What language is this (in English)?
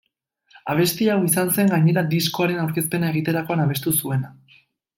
Basque